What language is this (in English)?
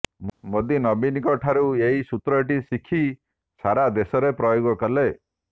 Odia